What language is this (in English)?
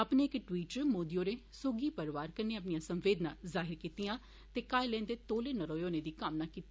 Dogri